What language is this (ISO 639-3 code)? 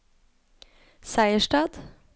nor